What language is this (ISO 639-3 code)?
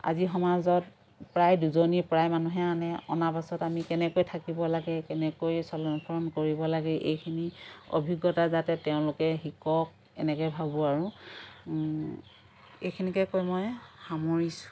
asm